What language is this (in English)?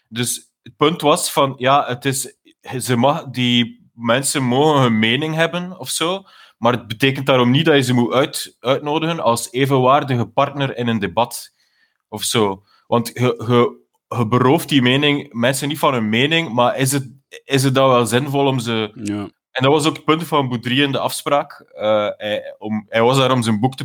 Dutch